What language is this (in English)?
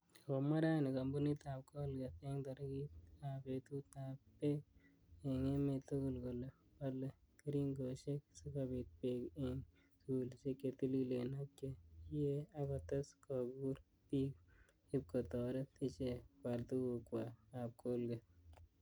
Kalenjin